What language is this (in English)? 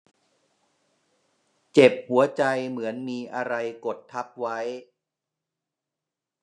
Thai